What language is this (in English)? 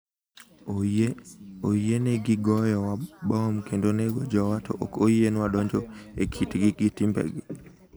Luo (Kenya and Tanzania)